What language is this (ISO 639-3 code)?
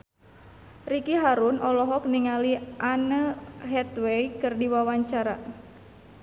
sun